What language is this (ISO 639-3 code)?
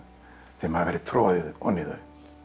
isl